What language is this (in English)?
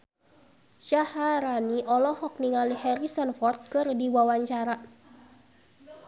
Sundanese